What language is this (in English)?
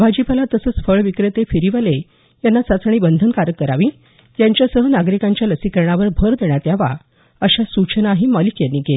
Marathi